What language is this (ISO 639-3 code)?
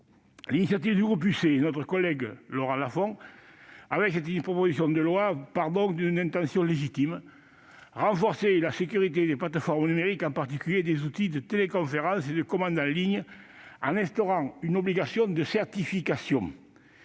fra